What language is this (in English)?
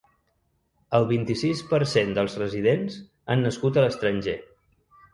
Catalan